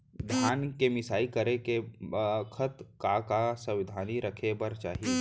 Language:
Chhattisgarhi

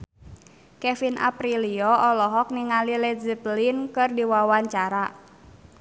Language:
Sundanese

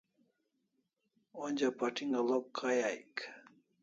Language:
Kalasha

